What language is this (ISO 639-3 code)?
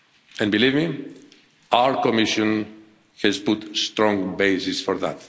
eng